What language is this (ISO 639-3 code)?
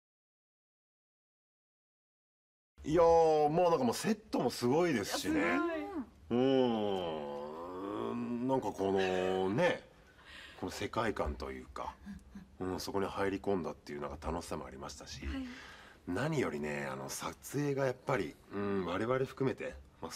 jpn